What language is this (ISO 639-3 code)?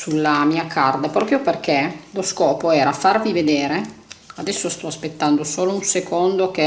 ita